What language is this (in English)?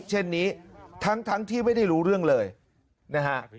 Thai